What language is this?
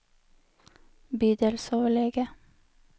Norwegian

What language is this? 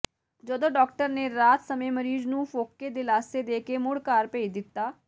Punjabi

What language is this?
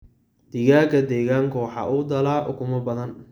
Somali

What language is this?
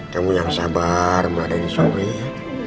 Indonesian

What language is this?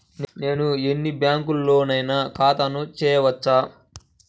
Telugu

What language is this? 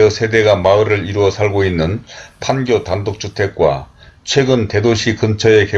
Korean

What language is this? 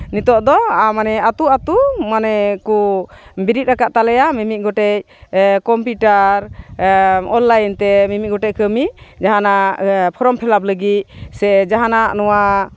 Santali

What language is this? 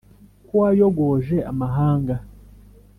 Kinyarwanda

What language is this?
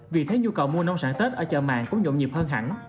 Vietnamese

